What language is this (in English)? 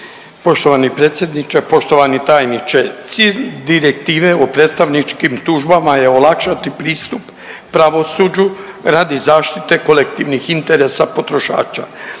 Croatian